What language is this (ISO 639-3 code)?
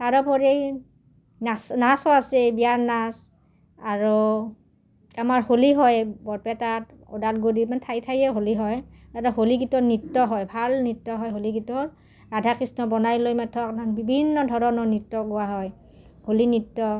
asm